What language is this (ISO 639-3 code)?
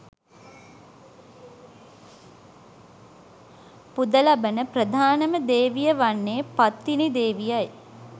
sin